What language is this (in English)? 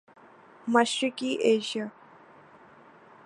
Urdu